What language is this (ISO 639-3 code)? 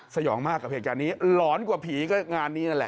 tha